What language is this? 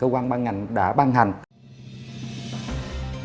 Vietnamese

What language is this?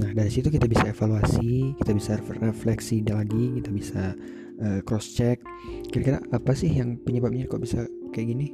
Indonesian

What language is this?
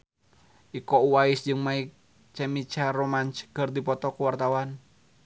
Sundanese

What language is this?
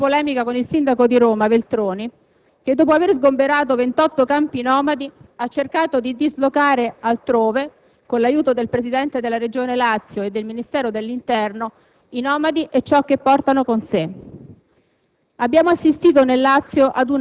Italian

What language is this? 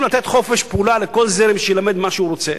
Hebrew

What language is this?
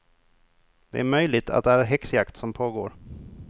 Swedish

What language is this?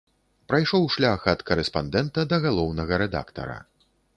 Belarusian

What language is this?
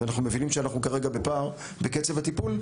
Hebrew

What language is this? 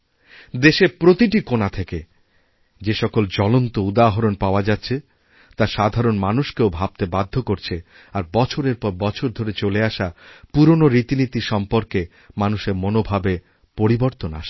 Bangla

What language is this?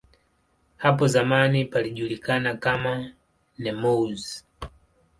Swahili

